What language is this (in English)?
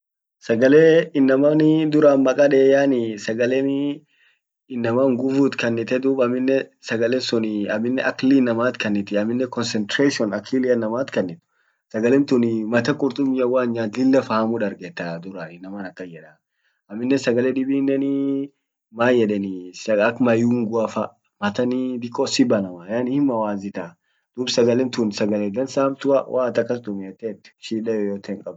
Orma